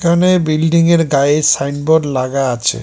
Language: Bangla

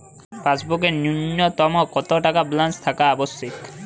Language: Bangla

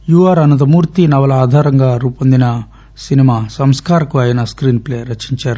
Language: Telugu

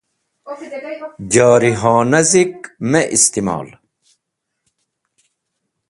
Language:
Wakhi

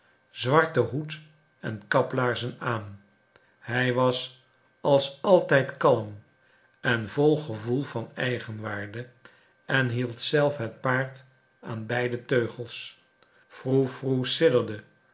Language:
Dutch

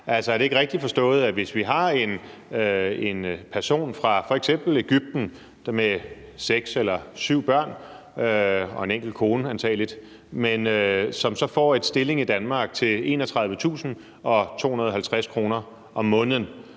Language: Danish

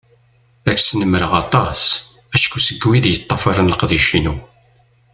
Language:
Kabyle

